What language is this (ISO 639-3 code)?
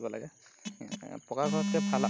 asm